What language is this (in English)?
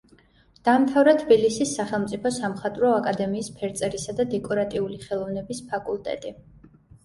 Georgian